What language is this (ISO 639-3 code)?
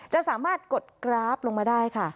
tha